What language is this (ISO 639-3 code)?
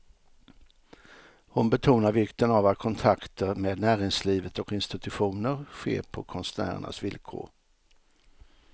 swe